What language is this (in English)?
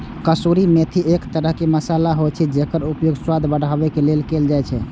Maithili